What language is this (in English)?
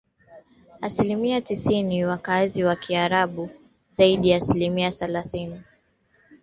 Swahili